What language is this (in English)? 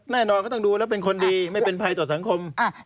Thai